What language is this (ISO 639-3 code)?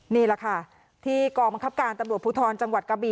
tha